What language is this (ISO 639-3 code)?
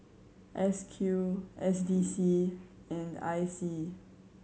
eng